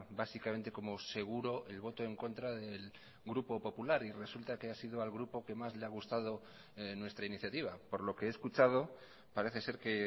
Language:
Spanish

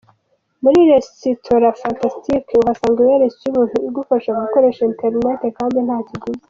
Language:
Kinyarwanda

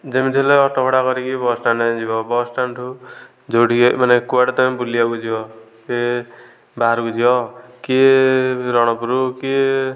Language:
Odia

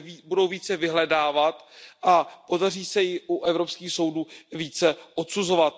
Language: Czech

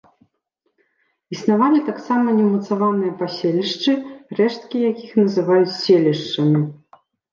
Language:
Belarusian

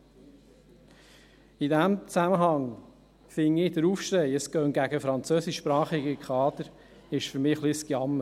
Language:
Swiss German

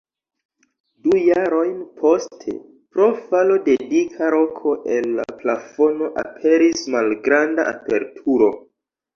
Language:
Esperanto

